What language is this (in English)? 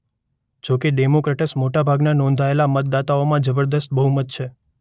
Gujarati